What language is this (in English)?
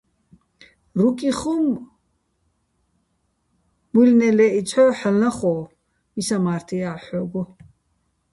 Bats